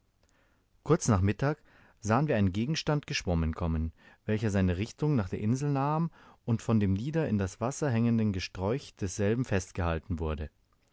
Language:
German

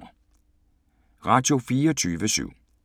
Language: Danish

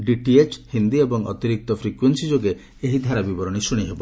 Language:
Odia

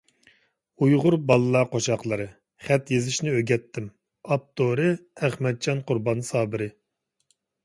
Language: Uyghur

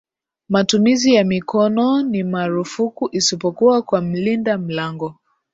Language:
Swahili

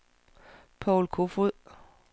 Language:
Danish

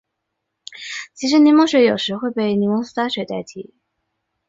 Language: Chinese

